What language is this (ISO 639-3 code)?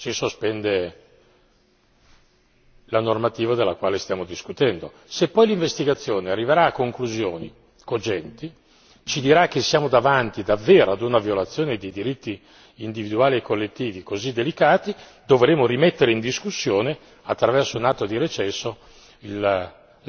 ita